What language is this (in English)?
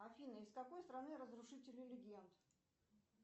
Russian